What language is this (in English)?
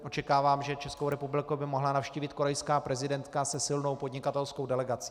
Czech